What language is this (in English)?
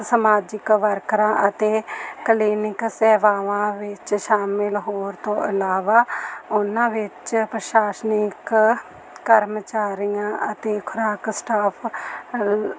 Punjabi